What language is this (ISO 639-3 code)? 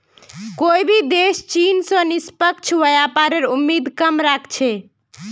mag